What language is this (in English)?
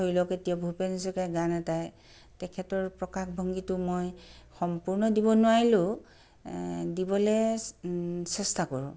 Assamese